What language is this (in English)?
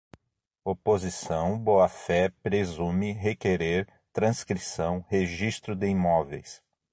Portuguese